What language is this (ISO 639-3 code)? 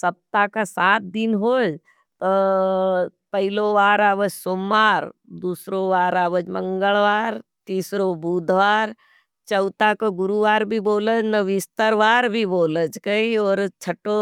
noe